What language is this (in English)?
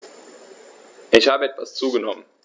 German